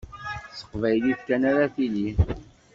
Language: Kabyle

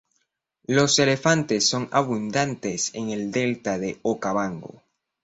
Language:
Spanish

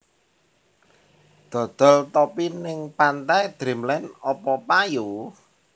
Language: Javanese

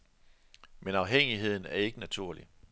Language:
Danish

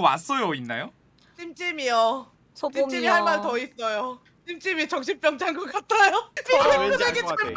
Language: Korean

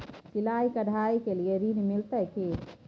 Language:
Maithili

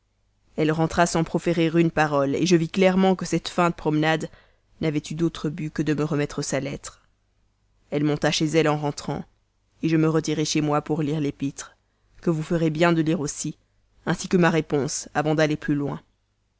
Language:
French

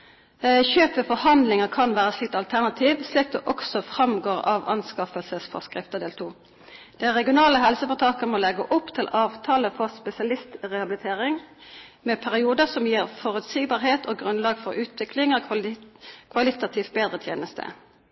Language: Norwegian Bokmål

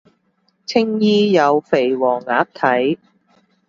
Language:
Cantonese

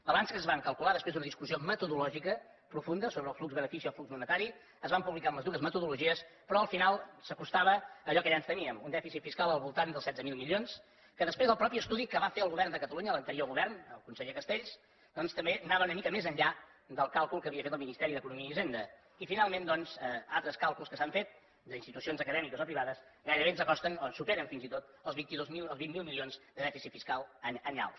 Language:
Catalan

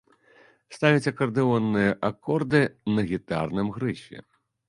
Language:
Belarusian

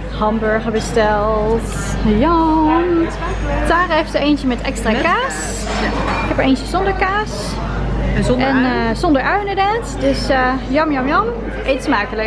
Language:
Dutch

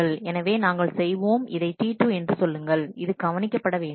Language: Tamil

